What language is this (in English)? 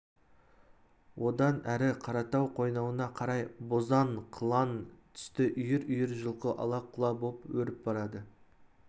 Kazakh